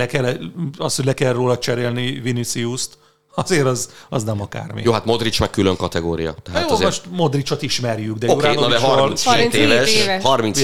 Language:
Hungarian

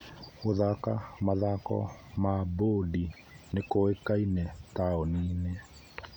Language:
Kikuyu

